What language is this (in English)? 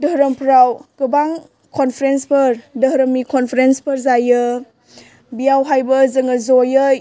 Bodo